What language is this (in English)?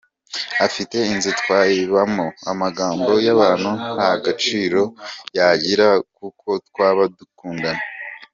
Kinyarwanda